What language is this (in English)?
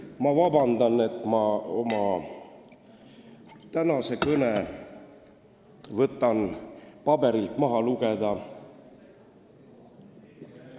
Estonian